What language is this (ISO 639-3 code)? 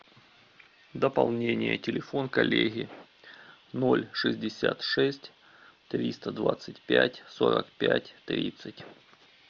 rus